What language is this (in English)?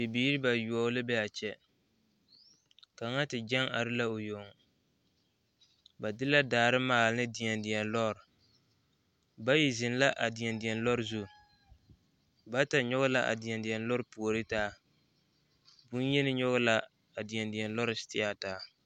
Southern Dagaare